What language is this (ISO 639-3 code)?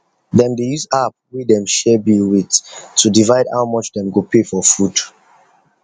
pcm